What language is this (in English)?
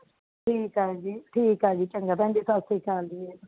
Punjabi